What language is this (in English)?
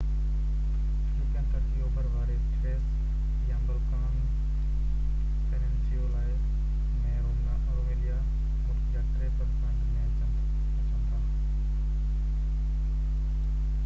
Sindhi